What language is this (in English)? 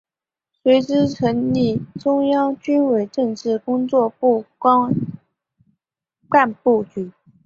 Chinese